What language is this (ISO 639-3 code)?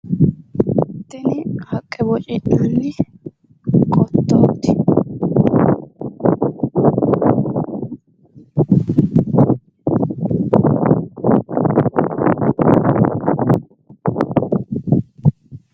sid